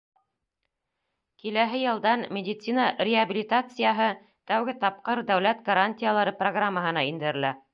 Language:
Bashkir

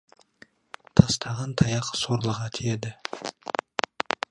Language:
Kazakh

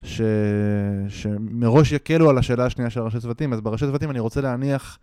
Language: Hebrew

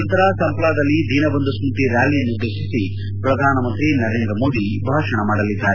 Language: Kannada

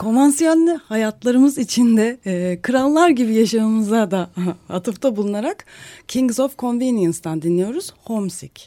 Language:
Turkish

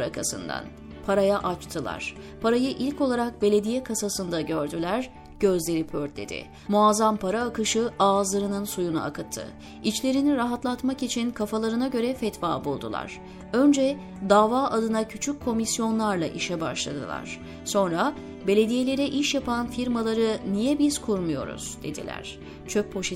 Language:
Turkish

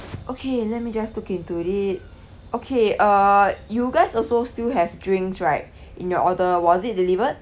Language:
English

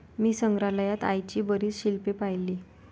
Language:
Marathi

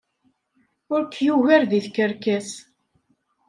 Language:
Kabyle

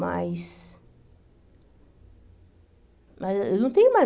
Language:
Portuguese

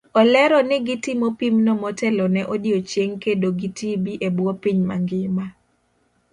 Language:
Luo (Kenya and Tanzania)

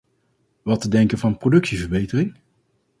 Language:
Dutch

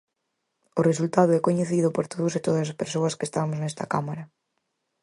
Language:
Galician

